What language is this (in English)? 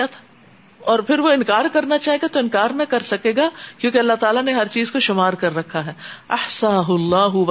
Urdu